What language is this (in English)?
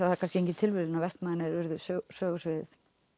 Icelandic